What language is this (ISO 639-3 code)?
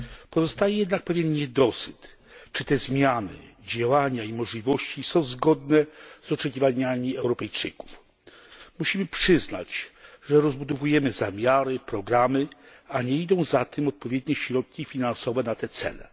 pol